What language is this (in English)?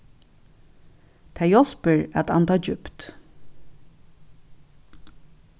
Faroese